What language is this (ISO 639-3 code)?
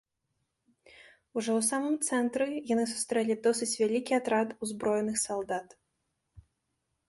bel